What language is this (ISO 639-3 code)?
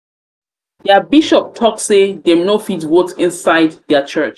pcm